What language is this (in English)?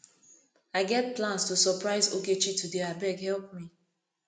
Nigerian Pidgin